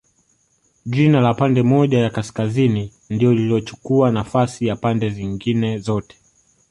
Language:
Swahili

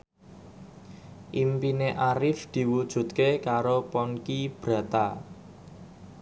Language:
Javanese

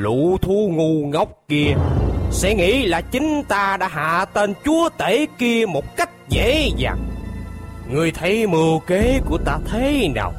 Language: Vietnamese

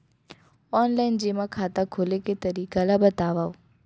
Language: Chhattisgarhi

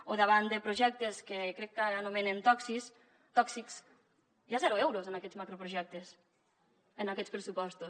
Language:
Catalan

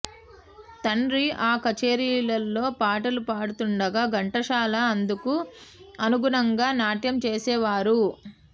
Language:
Telugu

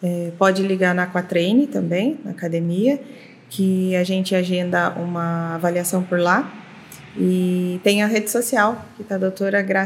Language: Portuguese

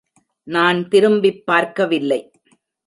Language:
Tamil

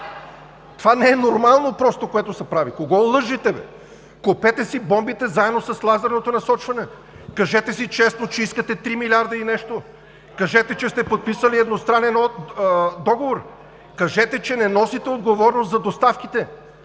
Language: Bulgarian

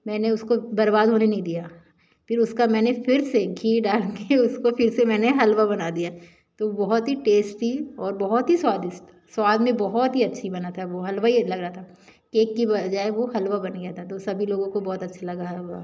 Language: Hindi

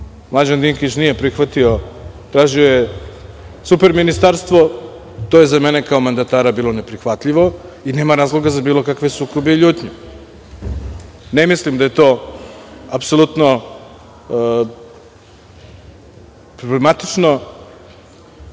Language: Serbian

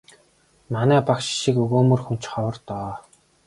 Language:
Mongolian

